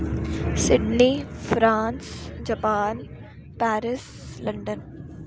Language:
Dogri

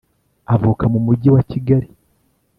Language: Kinyarwanda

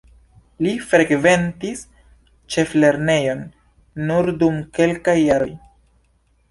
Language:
Esperanto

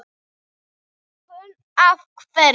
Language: Icelandic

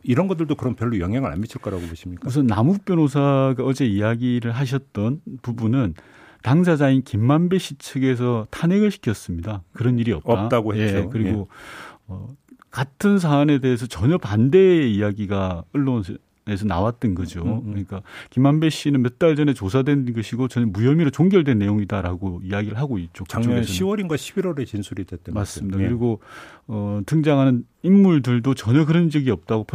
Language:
Korean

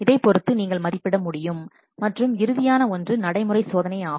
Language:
Tamil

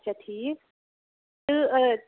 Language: Kashmiri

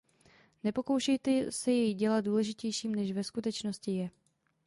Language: Czech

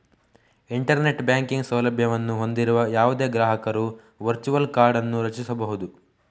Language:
Kannada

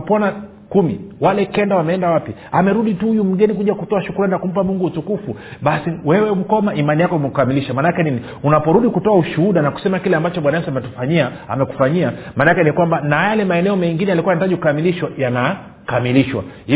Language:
Swahili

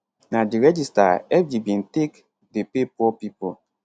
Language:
Nigerian Pidgin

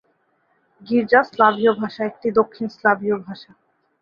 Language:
Bangla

